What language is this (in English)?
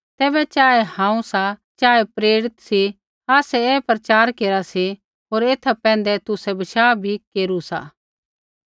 Kullu Pahari